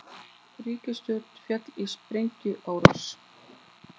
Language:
Icelandic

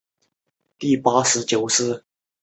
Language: Chinese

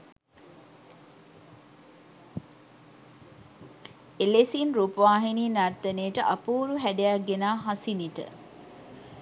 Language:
Sinhala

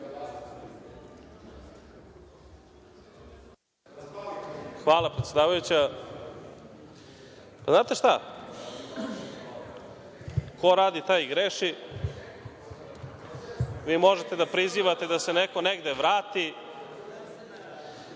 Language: Serbian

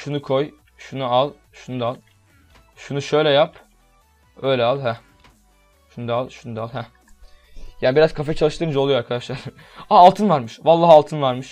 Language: Turkish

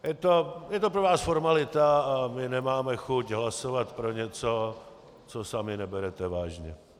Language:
Czech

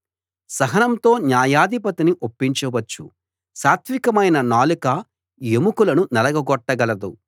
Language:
Telugu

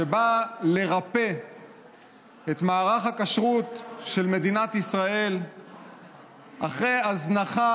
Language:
Hebrew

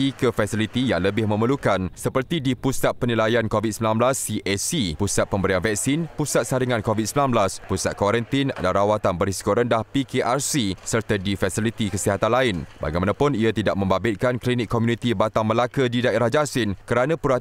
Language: Malay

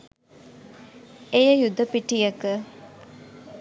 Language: Sinhala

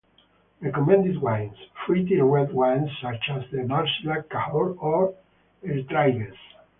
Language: English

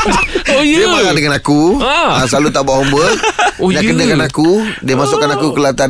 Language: Malay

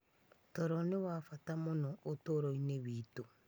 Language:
Kikuyu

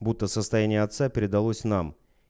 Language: Russian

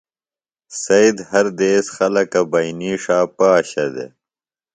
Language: Phalura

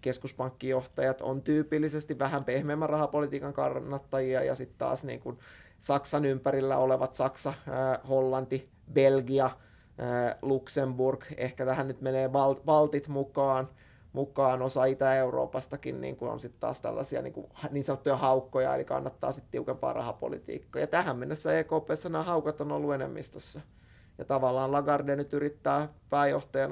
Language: Finnish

